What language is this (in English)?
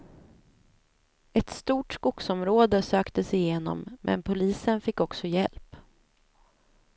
Swedish